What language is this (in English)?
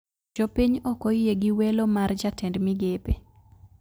Luo (Kenya and Tanzania)